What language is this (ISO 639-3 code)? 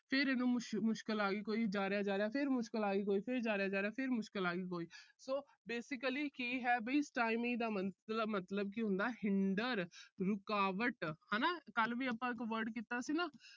pan